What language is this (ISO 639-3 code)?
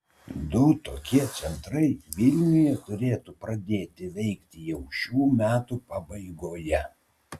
lit